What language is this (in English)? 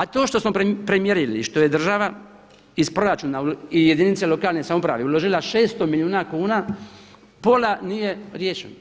Croatian